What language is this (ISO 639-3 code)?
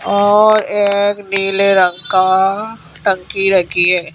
hin